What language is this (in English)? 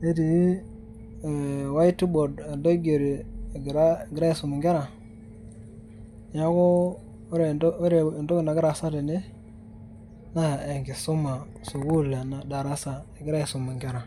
Masai